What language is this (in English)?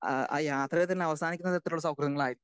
Malayalam